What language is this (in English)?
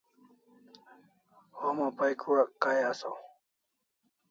Kalasha